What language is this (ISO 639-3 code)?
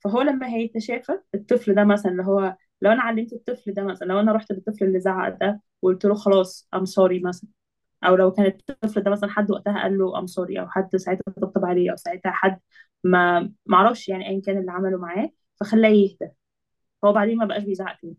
ara